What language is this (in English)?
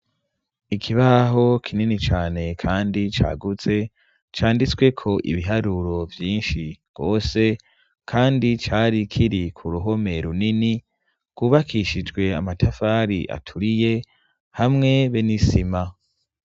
Rundi